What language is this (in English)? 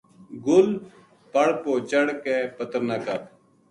Gujari